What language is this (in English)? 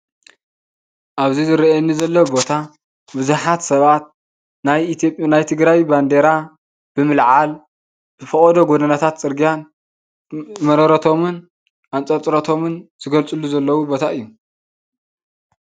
Tigrinya